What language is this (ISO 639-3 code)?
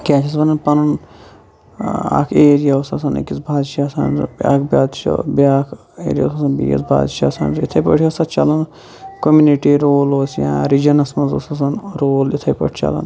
kas